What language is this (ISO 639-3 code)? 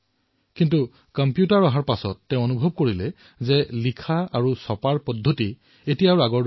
asm